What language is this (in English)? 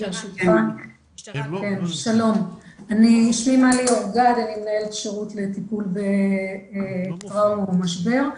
Hebrew